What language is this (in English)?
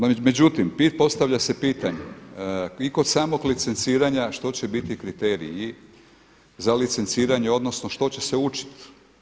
Croatian